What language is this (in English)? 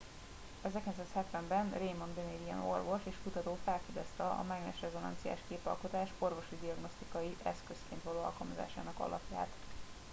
Hungarian